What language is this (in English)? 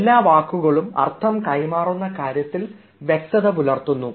Malayalam